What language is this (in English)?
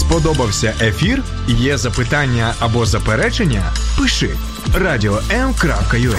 Ukrainian